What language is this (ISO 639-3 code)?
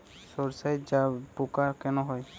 ben